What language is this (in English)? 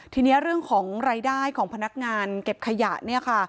Thai